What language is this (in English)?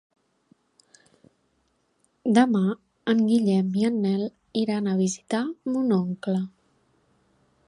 Catalan